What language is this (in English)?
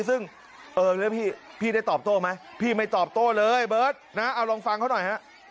Thai